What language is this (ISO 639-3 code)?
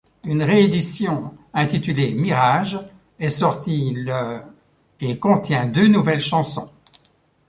fra